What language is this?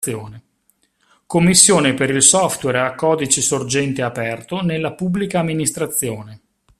Italian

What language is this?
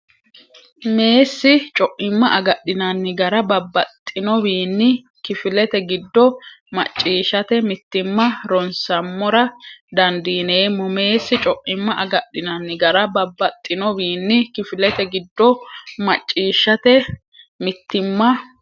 Sidamo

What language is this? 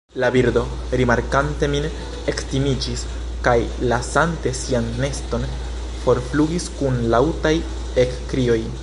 Esperanto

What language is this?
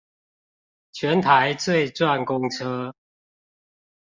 Chinese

